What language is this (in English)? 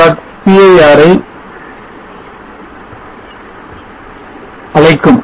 Tamil